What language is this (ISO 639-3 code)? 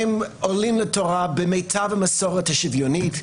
heb